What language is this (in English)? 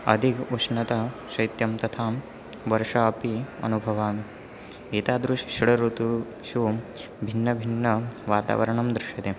Sanskrit